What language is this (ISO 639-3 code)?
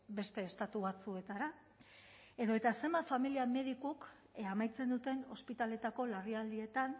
eus